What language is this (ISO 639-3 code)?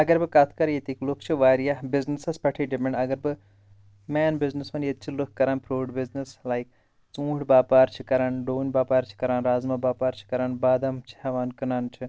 kas